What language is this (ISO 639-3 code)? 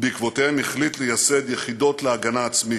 heb